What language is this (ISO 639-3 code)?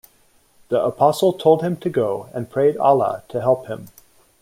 eng